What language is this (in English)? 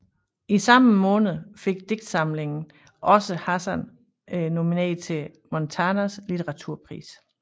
Danish